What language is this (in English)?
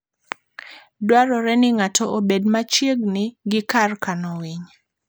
Luo (Kenya and Tanzania)